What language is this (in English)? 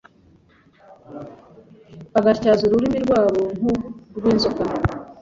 Kinyarwanda